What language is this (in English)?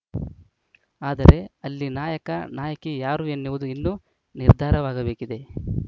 Kannada